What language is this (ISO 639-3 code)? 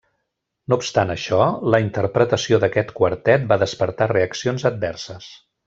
cat